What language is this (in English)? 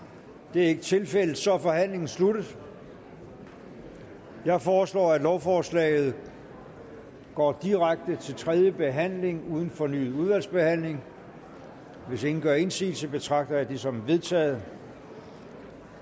Danish